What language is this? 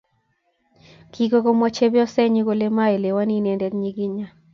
Kalenjin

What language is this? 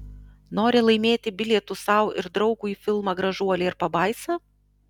Lithuanian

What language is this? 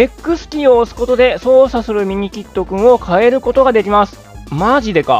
Japanese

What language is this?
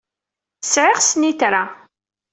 Kabyle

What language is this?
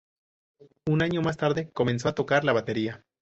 Spanish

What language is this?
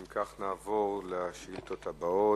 Hebrew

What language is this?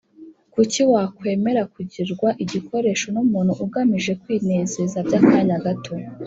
Kinyarwanda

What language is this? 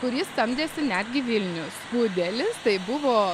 Lithuanian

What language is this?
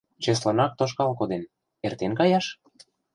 Mari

